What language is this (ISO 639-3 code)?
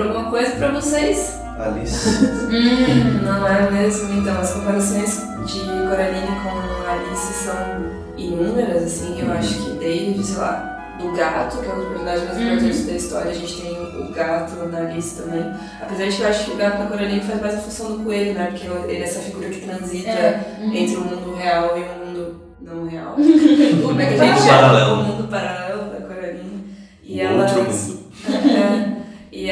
por